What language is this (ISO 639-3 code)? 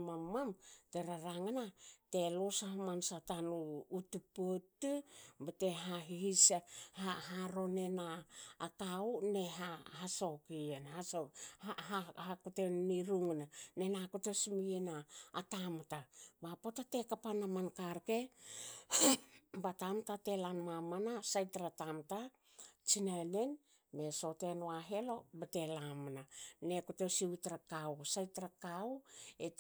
hao